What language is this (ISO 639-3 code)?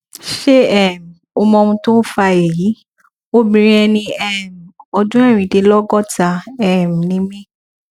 yor